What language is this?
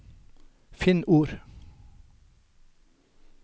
Norwegian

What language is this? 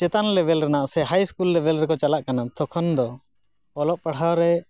Santali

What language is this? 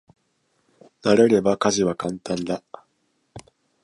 Japanese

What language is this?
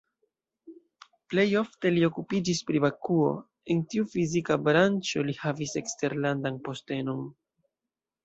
Esperanto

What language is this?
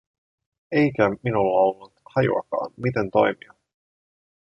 Finnish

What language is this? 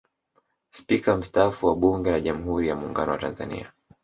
Swahili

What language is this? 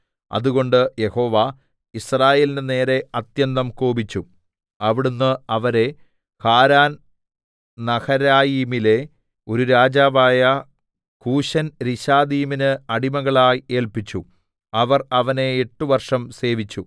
Malayalam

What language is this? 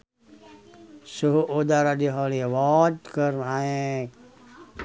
Sundanese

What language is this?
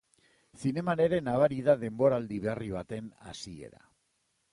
Basque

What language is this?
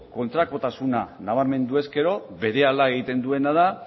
Basque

